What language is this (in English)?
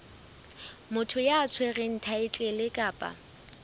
Southern Sotho